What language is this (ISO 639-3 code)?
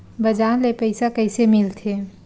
hne